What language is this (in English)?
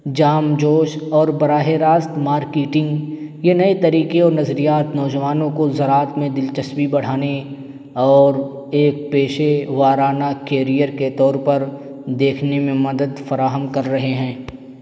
Urdu